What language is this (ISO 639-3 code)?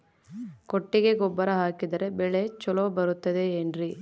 kan